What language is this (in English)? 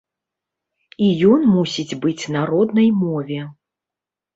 Belarusian